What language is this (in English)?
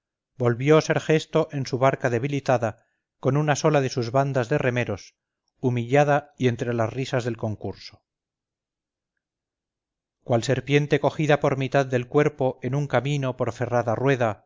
Spanish